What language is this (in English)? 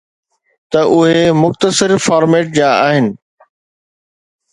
Sindhi